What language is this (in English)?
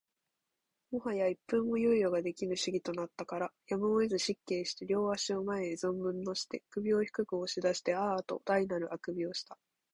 Japanese